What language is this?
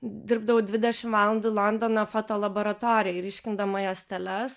Lithuanian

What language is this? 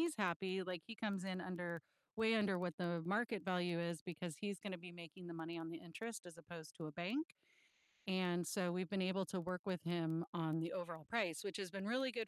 English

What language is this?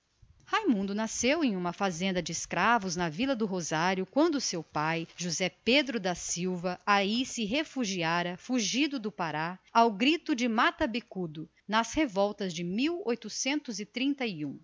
Portuguese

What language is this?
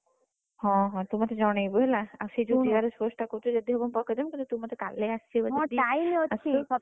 Odia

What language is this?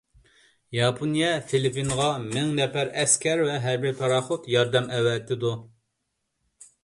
Uyghur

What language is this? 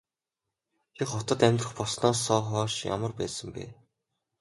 Mongolian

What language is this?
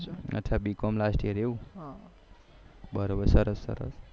Gujarati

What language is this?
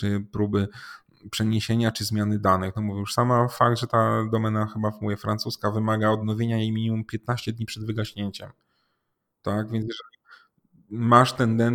Polish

